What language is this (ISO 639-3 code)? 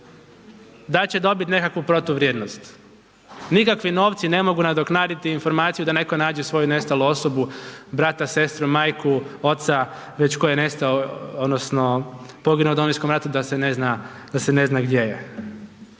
hrv